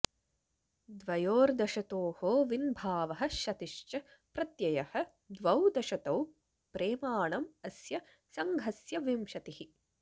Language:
Sanskrit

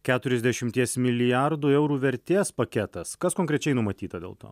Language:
Lithuanian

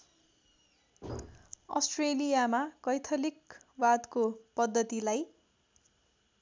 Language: Nepali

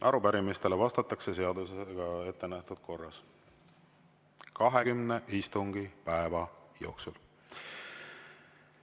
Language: Estonian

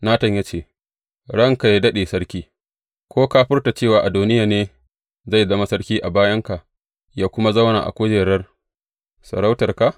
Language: Hausa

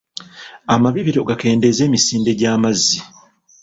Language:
Ganda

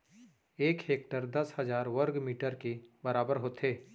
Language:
Chhattisgarhi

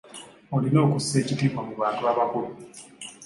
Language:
Ganda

